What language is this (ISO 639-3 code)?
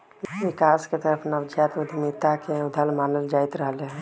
mag